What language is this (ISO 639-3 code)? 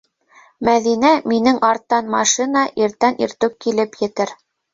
bak